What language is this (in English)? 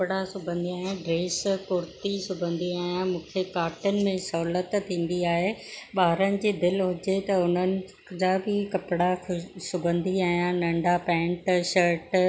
Sindhi